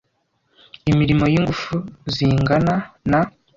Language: Kinyarwanda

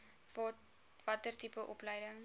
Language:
Afrikaans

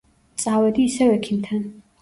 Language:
Georgian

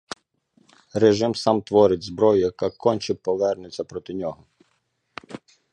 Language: Ukrainian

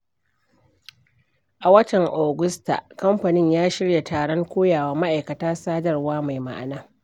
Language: Hausa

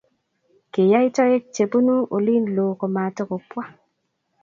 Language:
Kalenjin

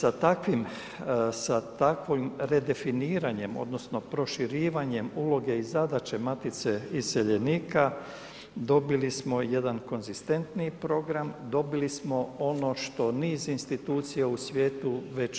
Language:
Croatian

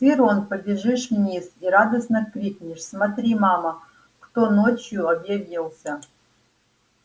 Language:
Russian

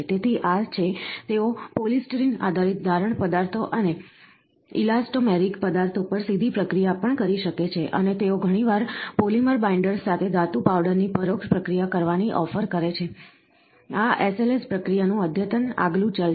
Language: Gujarati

